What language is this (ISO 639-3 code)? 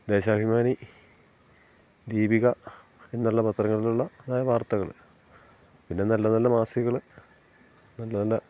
mal